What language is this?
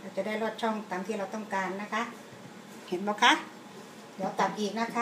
Thai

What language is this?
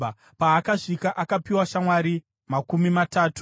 Shona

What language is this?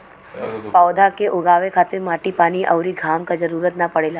Bhojpuri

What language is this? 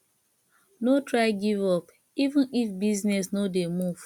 Nigerian Pidgin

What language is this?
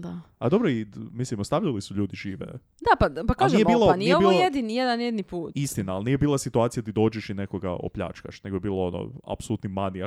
Croatian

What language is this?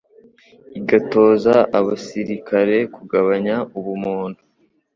Kinyarwanda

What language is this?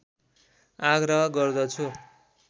Nepali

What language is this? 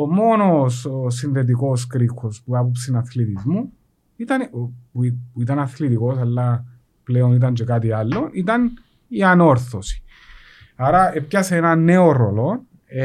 Greek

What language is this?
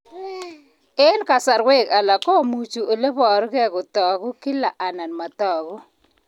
Kalenjin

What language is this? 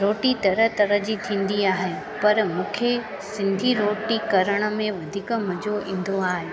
Sindhi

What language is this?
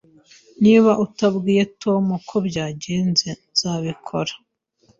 Kinyarwanda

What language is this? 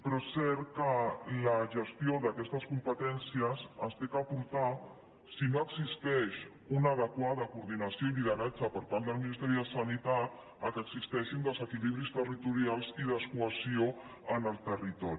Catalan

